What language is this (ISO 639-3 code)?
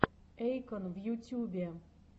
rus